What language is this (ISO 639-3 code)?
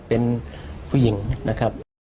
tha